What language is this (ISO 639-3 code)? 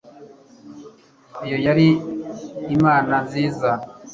kin